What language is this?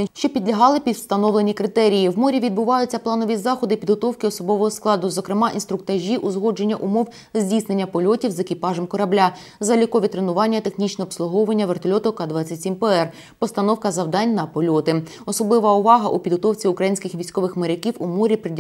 Ukrainian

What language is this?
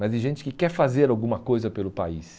Portuguese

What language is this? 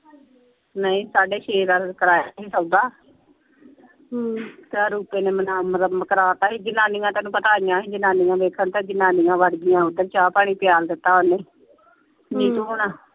Punjabi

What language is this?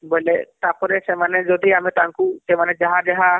Odia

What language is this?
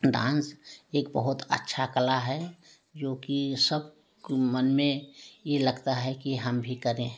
Hindi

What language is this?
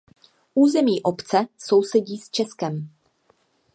Czech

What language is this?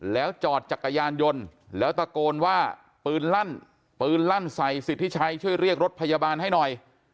Thai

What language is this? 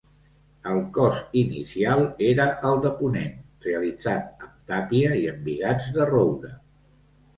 Catalan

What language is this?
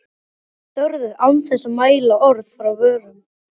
Icelandic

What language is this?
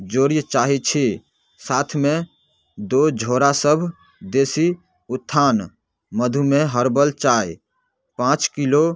Maithili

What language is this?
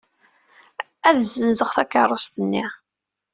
Kabyle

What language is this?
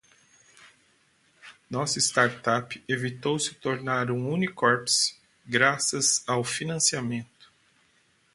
Portuguese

